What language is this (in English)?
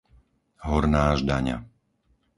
Slovak